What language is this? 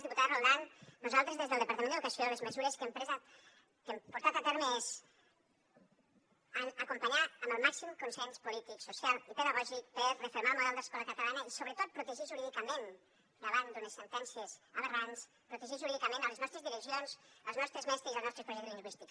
Catalan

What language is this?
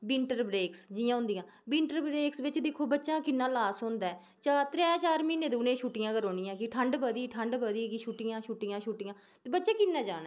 Dogri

